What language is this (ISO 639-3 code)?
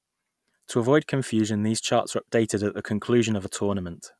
eng